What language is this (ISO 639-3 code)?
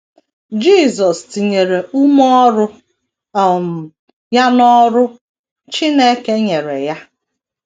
ibo